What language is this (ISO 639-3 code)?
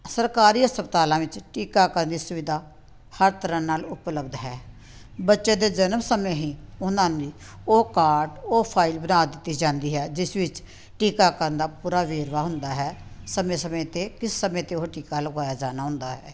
pan